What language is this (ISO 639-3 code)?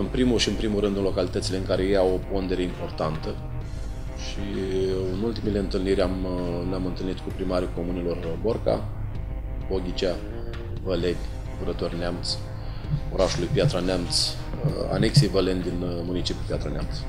ron